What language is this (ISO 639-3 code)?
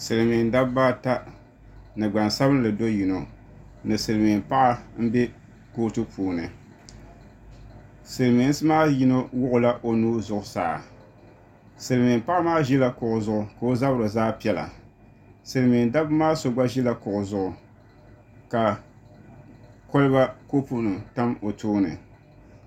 dag